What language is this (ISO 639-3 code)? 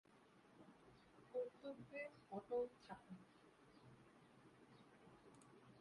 ben